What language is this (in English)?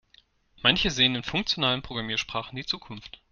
German